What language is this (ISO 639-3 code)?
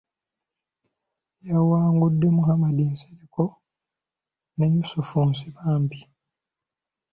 lug